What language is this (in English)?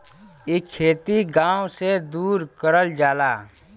Bhojpuri